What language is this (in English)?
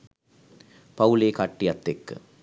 Sinhala